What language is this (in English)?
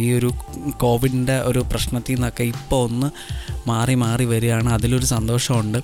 Malayalam